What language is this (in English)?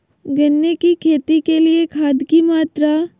Magahi